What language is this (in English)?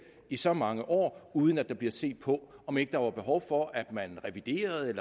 Danish